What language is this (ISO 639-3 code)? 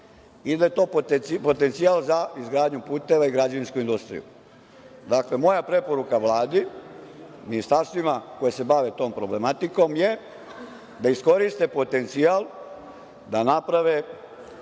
srp